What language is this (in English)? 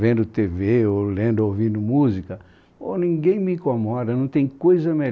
Portuguese